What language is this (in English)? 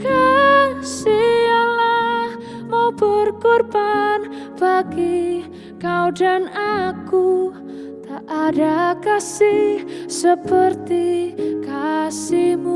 Indonesian